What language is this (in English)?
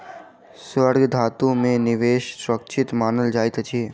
Maithili